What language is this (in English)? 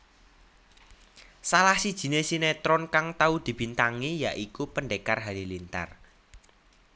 Javanese